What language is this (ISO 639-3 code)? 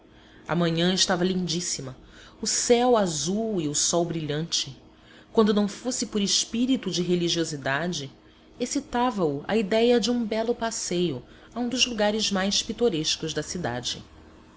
por